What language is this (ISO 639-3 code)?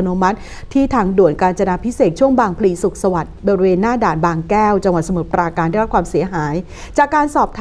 tha